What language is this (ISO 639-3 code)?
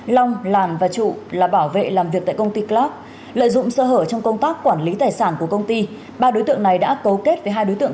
vie